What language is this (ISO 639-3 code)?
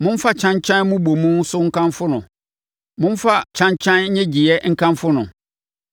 aka